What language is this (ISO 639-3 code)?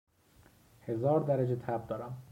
fas